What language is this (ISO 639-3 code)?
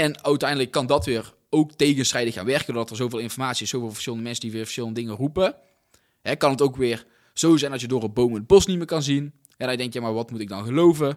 nld